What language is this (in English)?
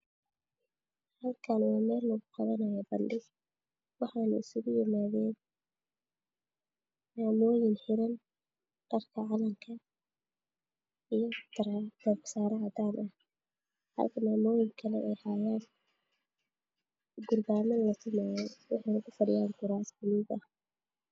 Somali